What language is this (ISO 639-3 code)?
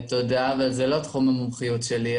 heb